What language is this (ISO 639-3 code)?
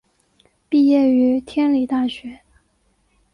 zho